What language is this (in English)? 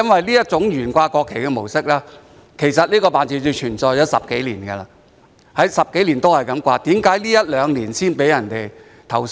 Cantonese